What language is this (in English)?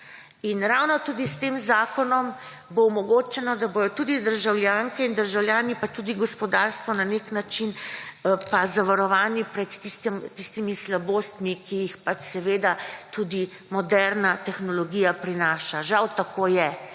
Slovenian